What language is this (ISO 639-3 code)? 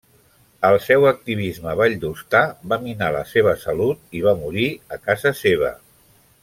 cat